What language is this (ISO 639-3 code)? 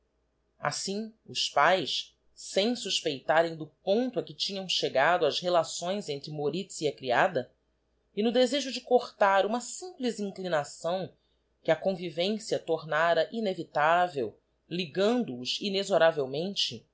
por